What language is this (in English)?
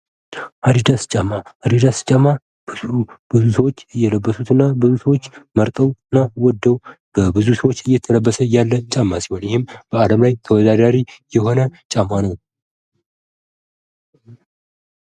Amharic